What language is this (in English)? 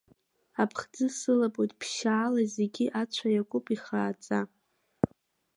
Abkhazian